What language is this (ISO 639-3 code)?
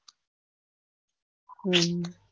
guj